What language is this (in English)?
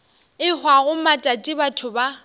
Northern Sotho